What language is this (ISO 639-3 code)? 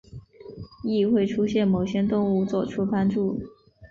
zho